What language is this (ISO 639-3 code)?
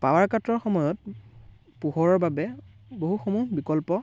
asm